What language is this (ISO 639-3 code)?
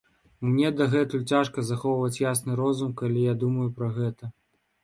bel